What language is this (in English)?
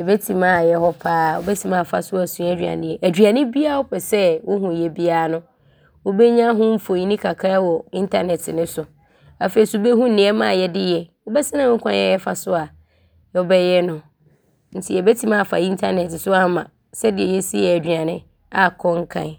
Abron